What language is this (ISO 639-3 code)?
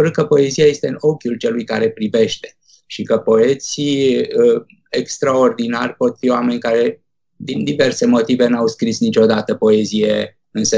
ron